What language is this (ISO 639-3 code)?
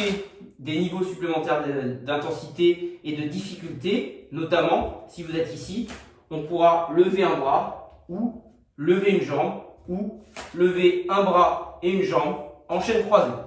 fra